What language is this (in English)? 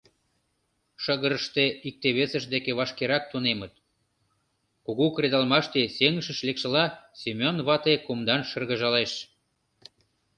Mari